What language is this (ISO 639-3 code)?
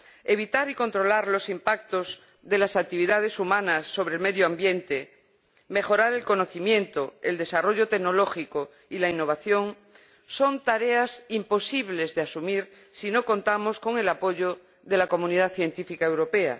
spa